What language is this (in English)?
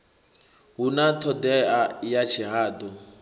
Venda